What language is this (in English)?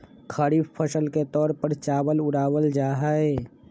Magahi